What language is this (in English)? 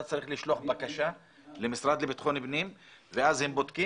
Hebrew